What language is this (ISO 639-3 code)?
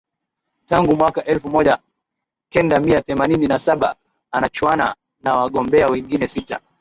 swa